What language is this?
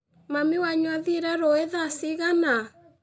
Kikuyu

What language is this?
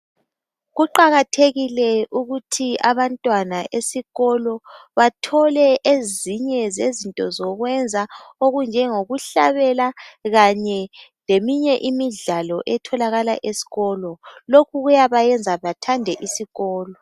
North Ndebele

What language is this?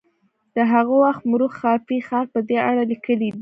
Pashto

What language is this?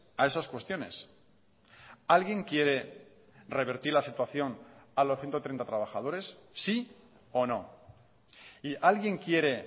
Spanish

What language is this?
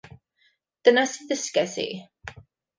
Welsh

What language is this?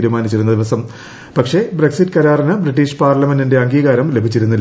Malayalam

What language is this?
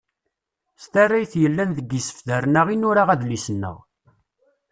Kabyle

